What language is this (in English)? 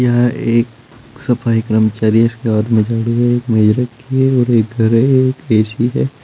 Hindi